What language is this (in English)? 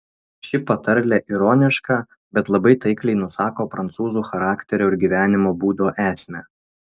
Lithuanian